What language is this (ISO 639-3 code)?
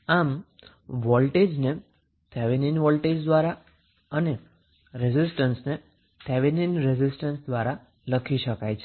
guj